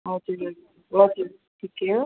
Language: Nepali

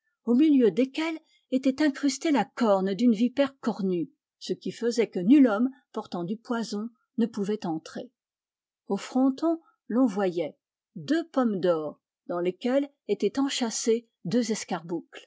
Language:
French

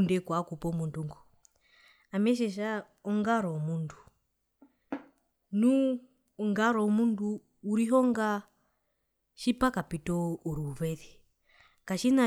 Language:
Herero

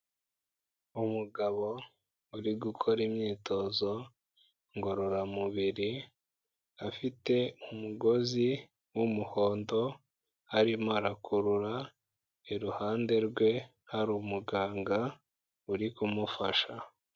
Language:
Kinyarwanda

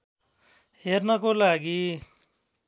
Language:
Nepali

